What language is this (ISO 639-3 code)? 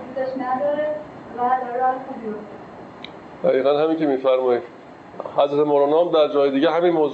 fas